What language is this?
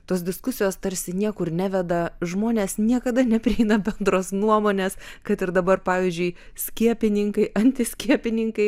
Lithuanian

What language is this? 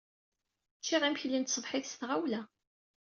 Kabyle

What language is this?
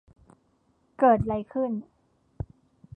Thai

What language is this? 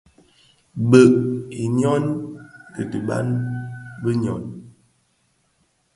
Bafia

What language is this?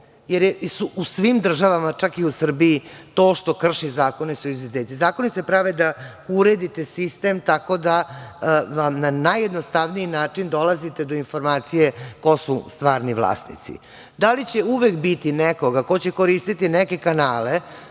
Serbian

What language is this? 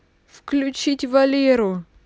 Russian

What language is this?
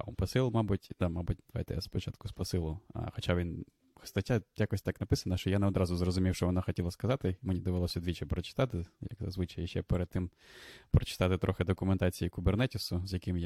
Ukrainian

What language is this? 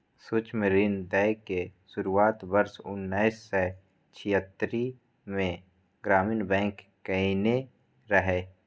Maithili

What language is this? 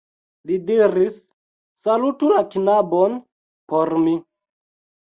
Esperanto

